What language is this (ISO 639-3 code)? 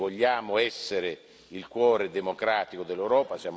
ita